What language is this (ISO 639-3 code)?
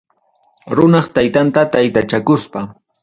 quy